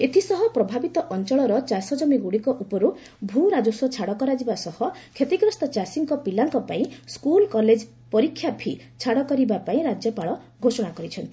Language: Odia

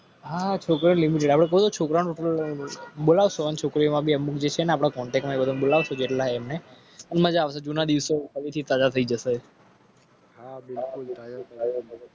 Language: Gujarati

